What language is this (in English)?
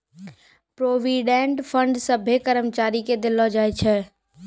Maithili